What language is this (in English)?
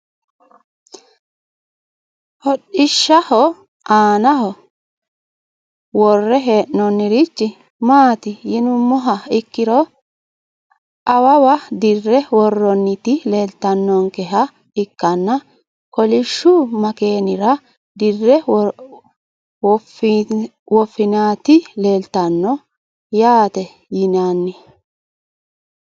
Sidamo